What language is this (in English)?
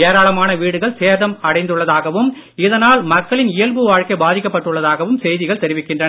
Tamil